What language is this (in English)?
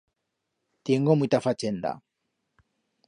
Aragonese